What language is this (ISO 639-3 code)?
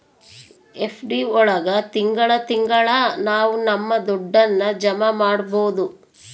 kan